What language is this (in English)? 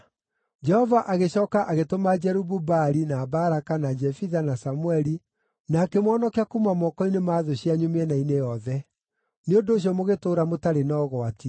Kikuyu